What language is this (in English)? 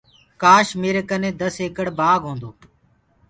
Gurgula